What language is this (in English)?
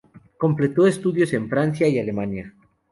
Spanish